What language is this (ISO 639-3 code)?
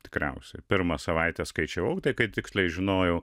lit